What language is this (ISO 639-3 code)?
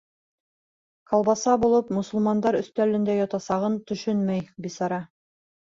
bak